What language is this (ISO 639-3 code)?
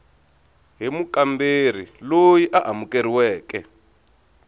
tso